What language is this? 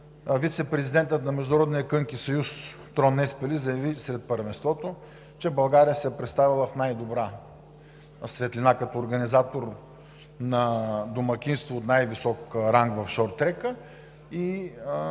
Bulgarian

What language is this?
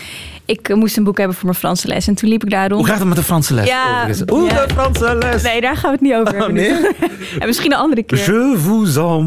Dutch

